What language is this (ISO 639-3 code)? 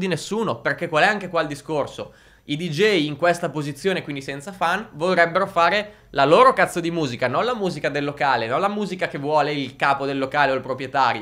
ita